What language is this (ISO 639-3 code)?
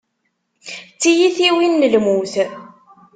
kab